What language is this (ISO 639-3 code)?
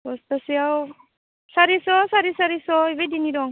brx